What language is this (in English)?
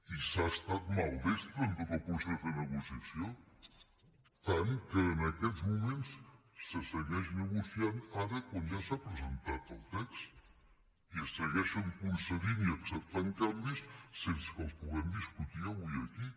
Catalan